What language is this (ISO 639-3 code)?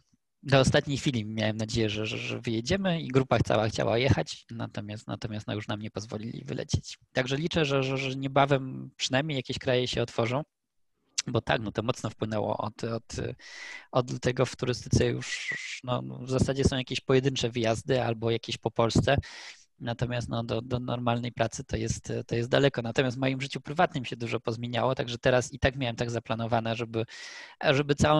pol